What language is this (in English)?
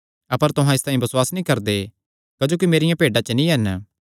Kangri